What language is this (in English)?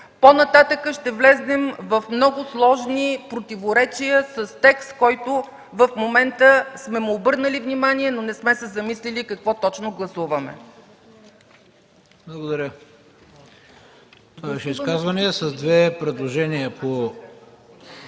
Bulgarian